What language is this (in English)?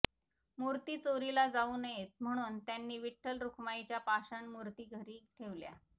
Marathi